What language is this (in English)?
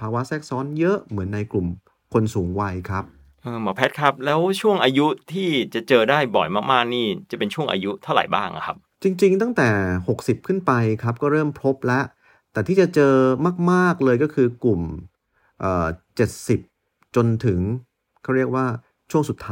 Thai